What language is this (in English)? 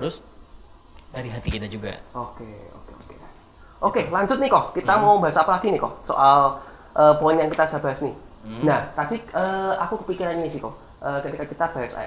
Indonesian